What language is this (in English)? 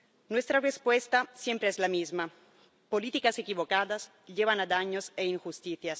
Spanish